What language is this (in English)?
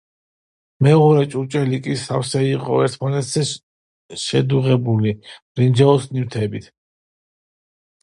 Georgian